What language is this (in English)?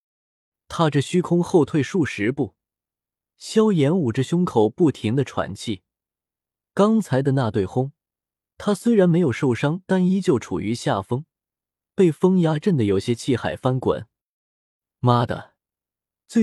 Chinese